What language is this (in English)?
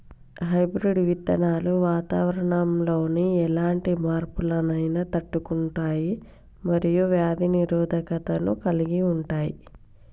Telugu